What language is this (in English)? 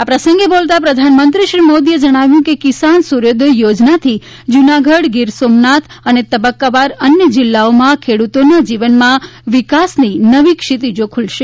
Gujarati